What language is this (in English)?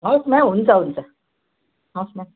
Nepali